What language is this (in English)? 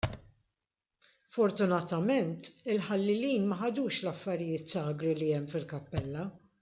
Maltese